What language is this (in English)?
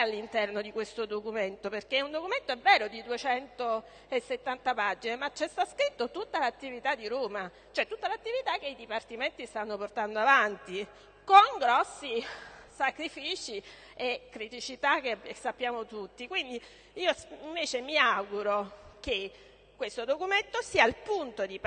Italian